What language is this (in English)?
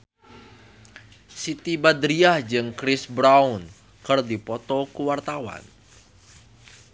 Sundanese